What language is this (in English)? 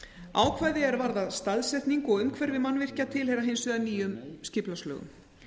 Icelandic